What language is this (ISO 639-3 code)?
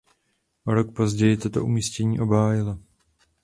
ces